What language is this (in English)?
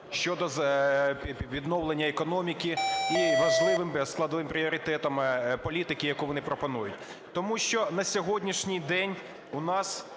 Ukrainian